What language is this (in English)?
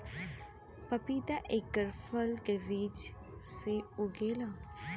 Bhojpuri